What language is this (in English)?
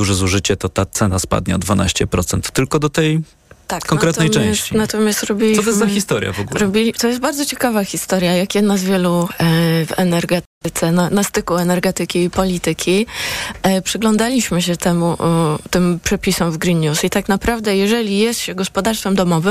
Polish